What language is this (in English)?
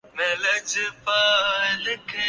Urdu